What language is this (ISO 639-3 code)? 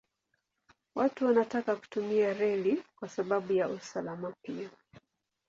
swa